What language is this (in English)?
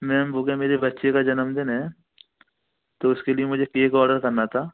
Hindi